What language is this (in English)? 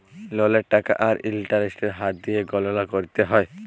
Bangla